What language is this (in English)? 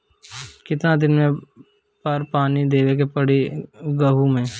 Bhojpuri